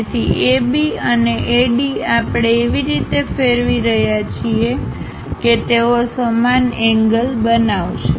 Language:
Gujarati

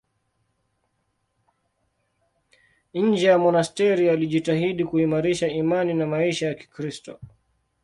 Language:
Swahili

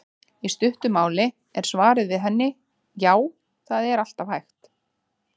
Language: Icelandic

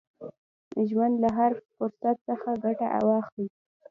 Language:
Pashto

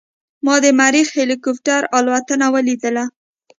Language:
Pashto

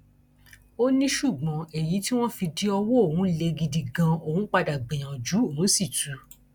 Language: Yoruba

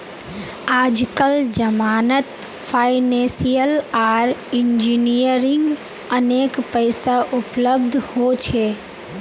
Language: Magahi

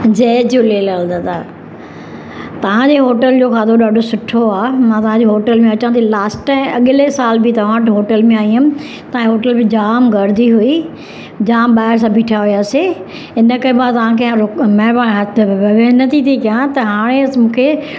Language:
Sindhi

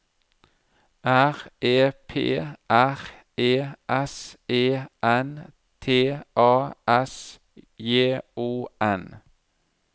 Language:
Norwegian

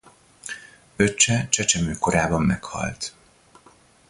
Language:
Hungarian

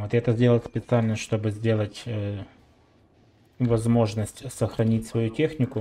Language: Russian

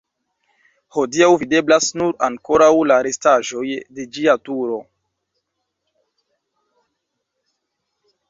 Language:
Esperanto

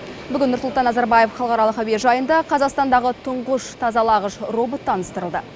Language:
Kazakh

